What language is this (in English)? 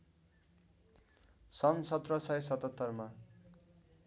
Nepali